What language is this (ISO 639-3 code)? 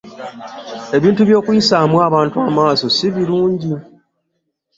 lug